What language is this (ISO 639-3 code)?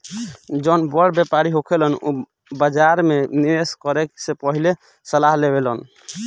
bho